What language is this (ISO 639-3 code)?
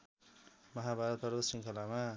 nep